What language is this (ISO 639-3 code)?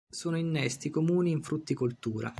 ita